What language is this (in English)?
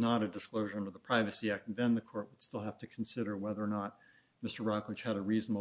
English